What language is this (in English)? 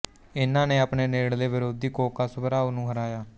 Punjabi